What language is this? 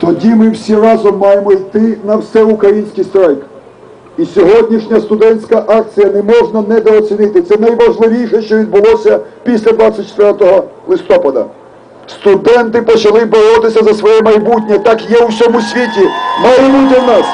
Ukrainian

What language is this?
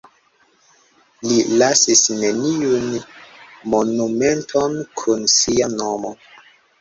Esperanto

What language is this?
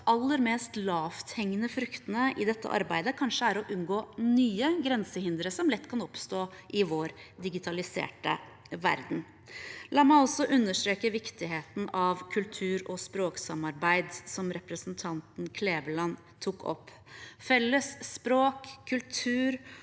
Norwegian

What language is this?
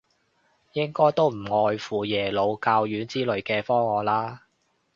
Cantonese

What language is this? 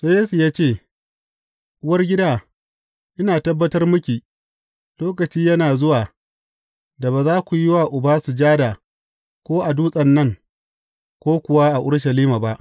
Hausa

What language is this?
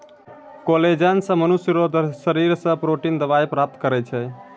Maithili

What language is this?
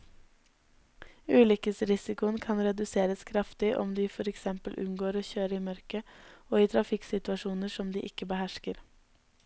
Norwegian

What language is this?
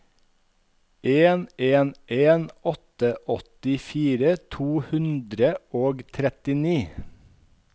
Norwegian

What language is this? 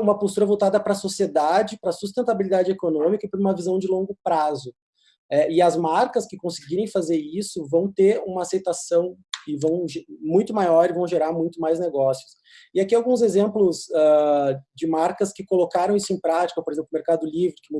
Portuguese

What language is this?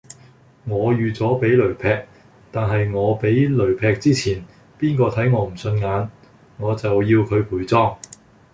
Cantonese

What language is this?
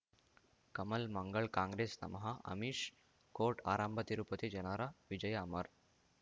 Kannada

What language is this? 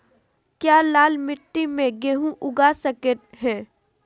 Magahi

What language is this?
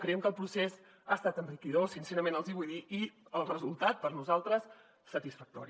Catalan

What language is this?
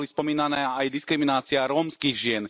Slovak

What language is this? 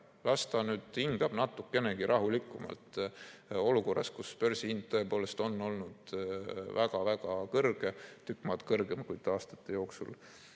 Estonian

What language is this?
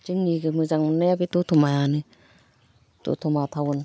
Bodo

